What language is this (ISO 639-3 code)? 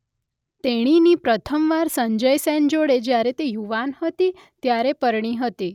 guj